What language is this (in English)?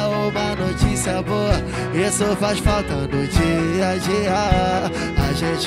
Portuguese